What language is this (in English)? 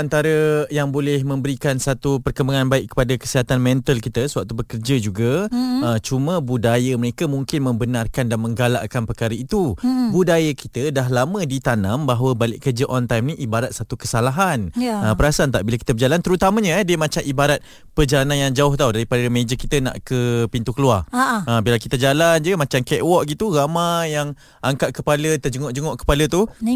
Malay